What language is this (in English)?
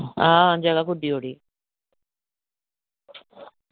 Dogri